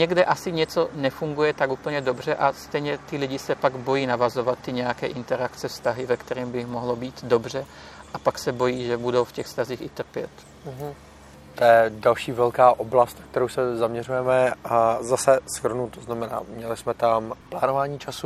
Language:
Czech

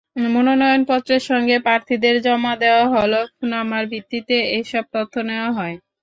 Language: Bangla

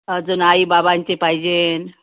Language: Marathi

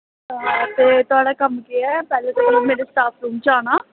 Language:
Dogri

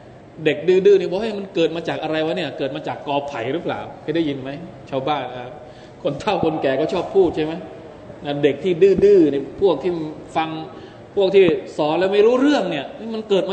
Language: Thai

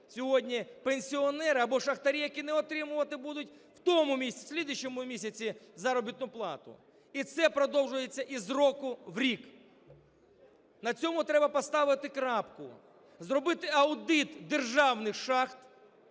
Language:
Ukrainian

